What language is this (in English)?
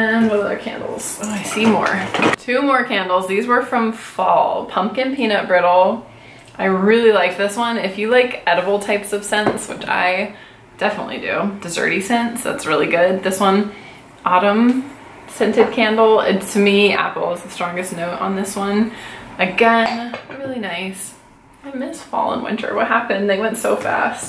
English